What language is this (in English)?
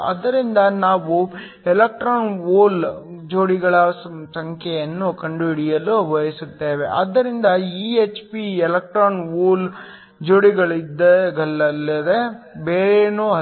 Kannada